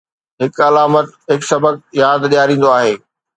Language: Sindhi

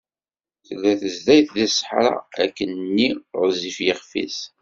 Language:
Kabyle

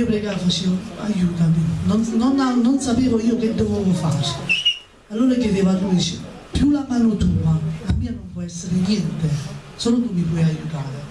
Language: Italian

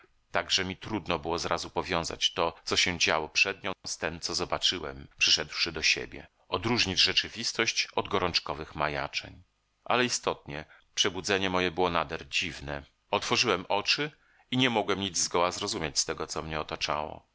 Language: Polish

